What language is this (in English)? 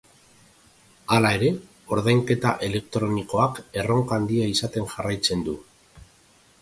Basque